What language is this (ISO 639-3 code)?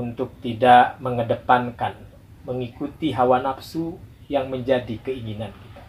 ind